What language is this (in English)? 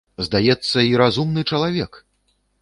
Belarusian